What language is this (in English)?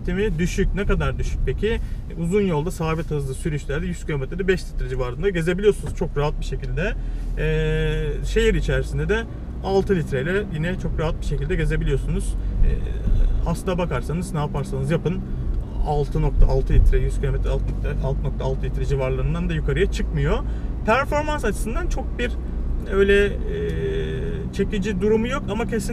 Turkish